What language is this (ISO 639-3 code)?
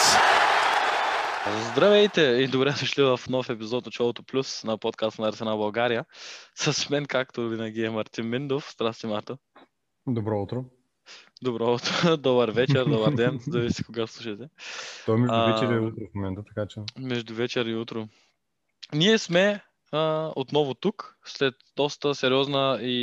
bul